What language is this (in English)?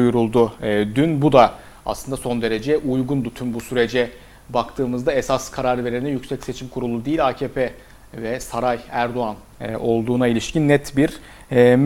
Turkish